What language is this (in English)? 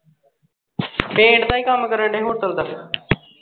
Punjabi